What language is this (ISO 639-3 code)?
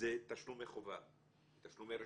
heb